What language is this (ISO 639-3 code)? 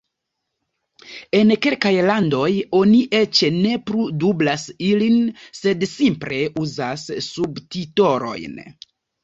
epo